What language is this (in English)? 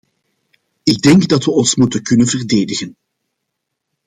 Dutch